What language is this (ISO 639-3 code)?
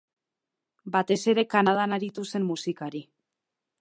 eus